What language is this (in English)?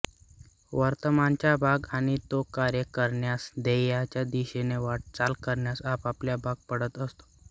Marathi